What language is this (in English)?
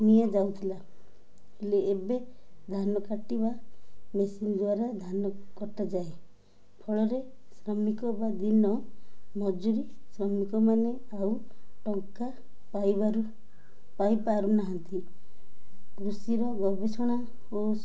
Odia